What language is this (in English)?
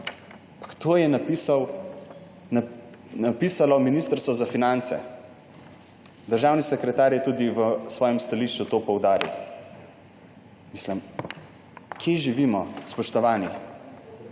Slovenian